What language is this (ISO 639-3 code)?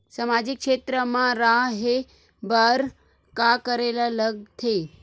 hne